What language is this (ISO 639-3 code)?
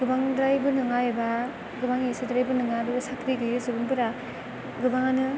brx